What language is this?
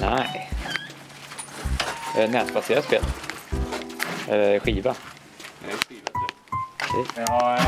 Swedish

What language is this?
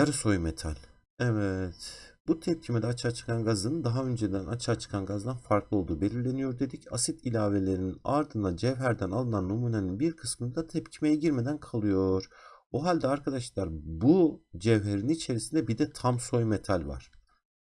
Turkish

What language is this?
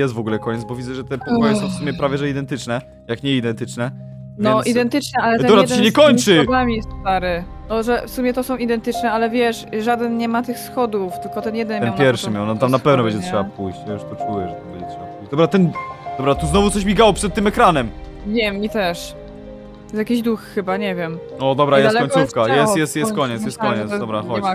Polish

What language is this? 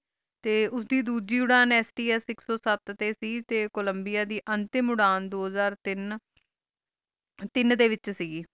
Punjabi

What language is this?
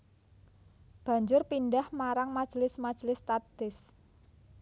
Javanese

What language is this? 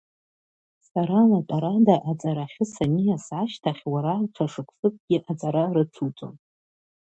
Abkhazian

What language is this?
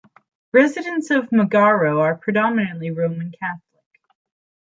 English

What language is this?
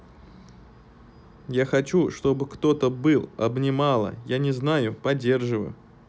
Russian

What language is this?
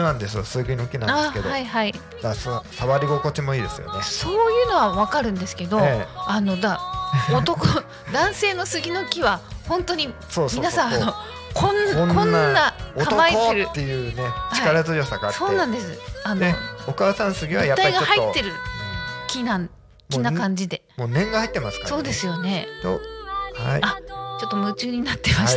Japanese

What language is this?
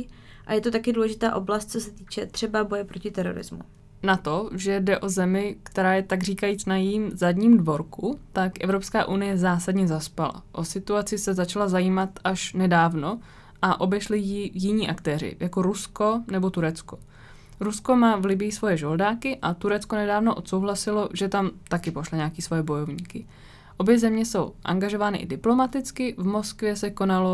Czech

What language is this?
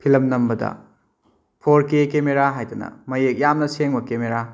Manipuri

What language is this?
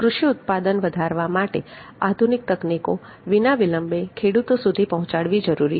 Gujarati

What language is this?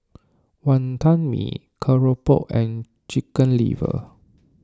English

